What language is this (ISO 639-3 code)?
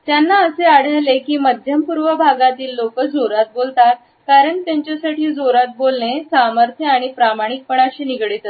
mar